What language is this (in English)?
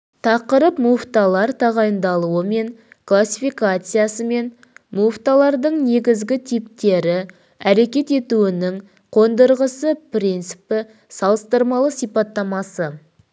Kazakh